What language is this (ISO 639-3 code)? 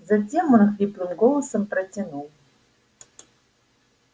rus